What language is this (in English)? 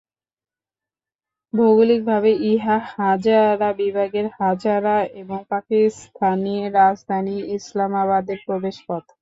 Bangla